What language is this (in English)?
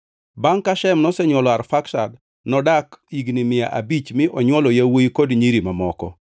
Luo (Kenya and Tanzania)